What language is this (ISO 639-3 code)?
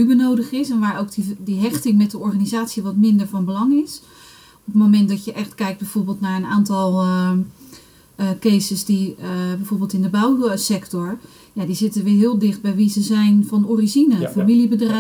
nld